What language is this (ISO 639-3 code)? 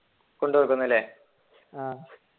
mal